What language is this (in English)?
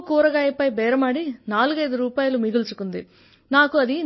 Telugu